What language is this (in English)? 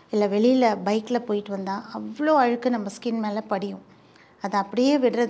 Tamil